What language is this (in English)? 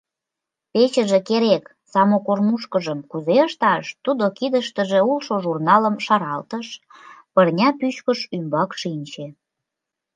Mari